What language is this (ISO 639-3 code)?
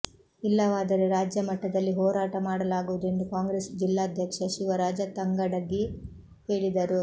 kan